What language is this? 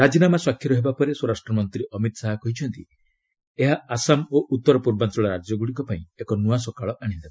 Odia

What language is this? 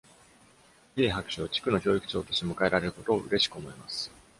Japanese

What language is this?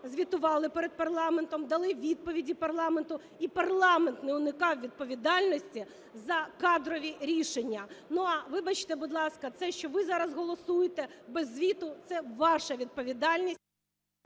Ukrainian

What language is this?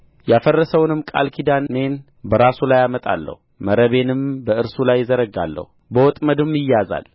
Amharic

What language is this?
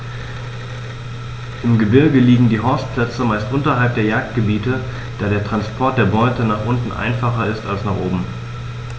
German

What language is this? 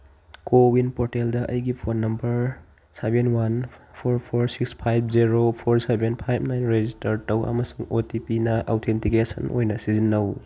Manipuri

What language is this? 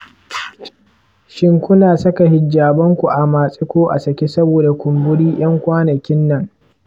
Hausa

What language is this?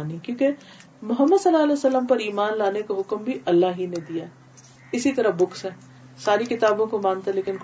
Urdu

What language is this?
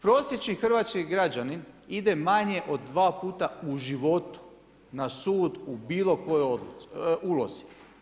Croatian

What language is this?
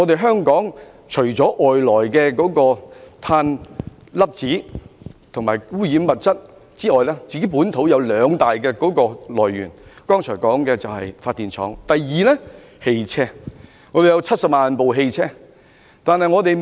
Cantonese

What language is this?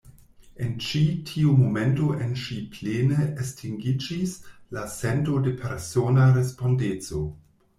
Esperanto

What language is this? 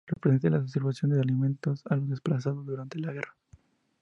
Spanish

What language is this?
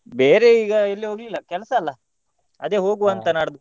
Kannada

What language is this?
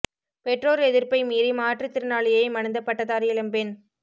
Tamil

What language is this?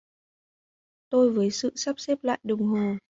Vietnamese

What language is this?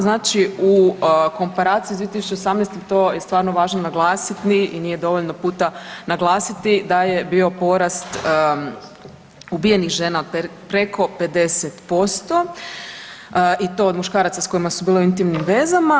Croatian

